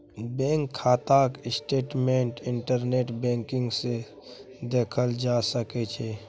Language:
Maithili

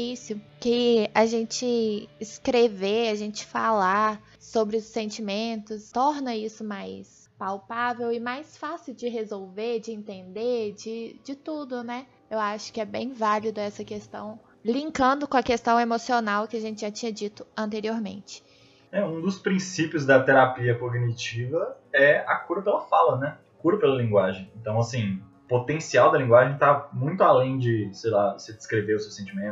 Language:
Portuguese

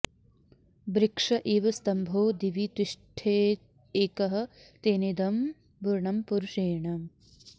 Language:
Sanskrit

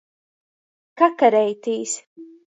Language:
Latgalian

